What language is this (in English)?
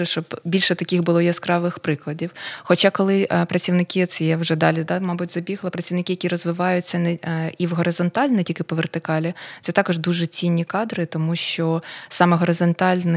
Ukrainian